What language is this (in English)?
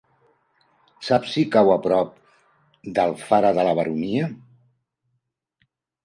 Catalan